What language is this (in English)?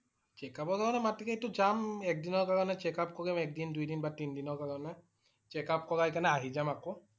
Assamese